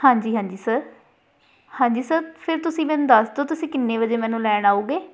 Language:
Punjabi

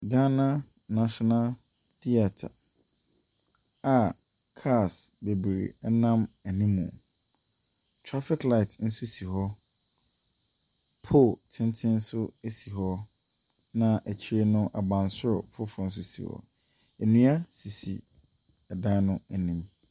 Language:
Akan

